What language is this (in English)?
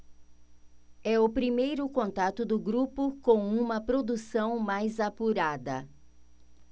Portuguese